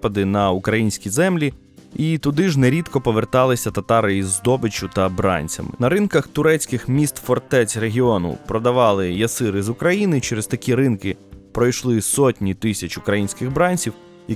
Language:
Ukrainian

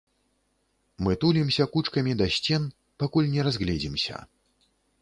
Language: Belarusian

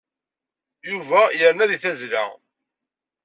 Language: Kabyle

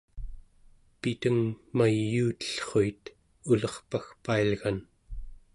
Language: Central Yupik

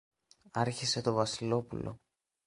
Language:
Greek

